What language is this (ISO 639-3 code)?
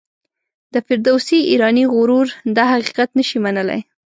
pus